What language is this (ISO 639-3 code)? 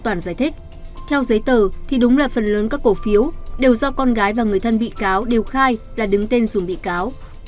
vie